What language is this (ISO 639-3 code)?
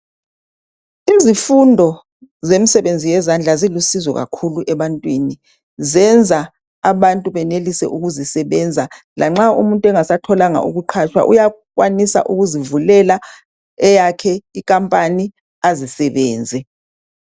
nde